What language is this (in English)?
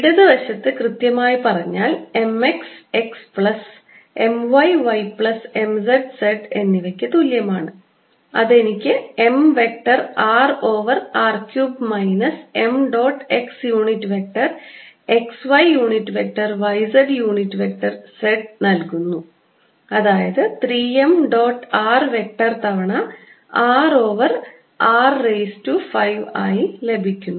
Malayalam